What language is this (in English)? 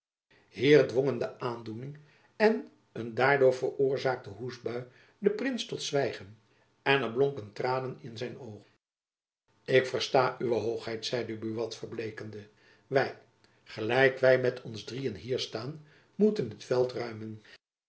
Dutch